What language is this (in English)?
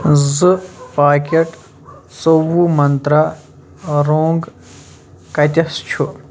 Kashmiri